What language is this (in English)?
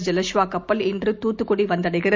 Tamil